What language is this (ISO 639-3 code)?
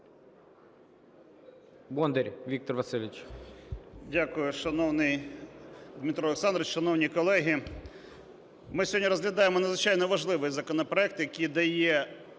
ukr